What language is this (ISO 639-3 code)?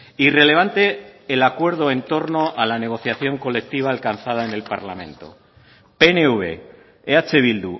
spa